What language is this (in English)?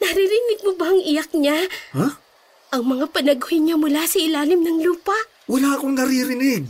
Filipino